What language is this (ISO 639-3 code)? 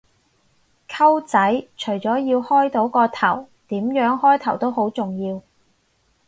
yue